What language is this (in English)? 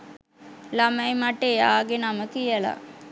Sinhala